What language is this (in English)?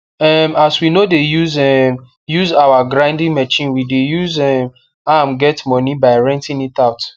Nigerian Pidgin